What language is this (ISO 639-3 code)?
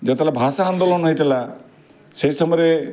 ori